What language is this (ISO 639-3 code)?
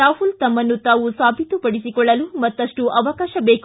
kan